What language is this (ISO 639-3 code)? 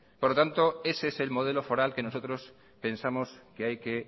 spa